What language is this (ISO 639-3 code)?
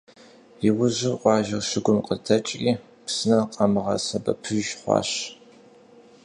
kbd